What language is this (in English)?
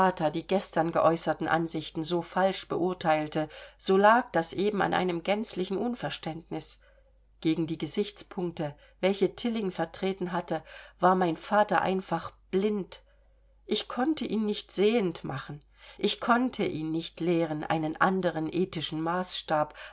German